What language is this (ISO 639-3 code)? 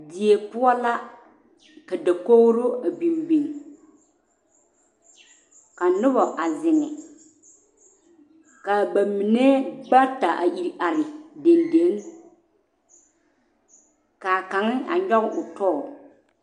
dga